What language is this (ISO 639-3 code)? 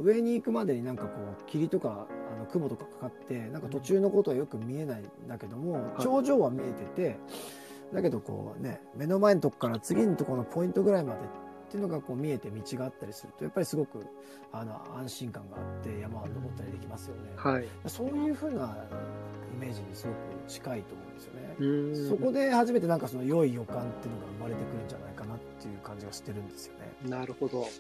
jpn